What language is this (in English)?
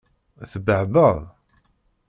Kabyle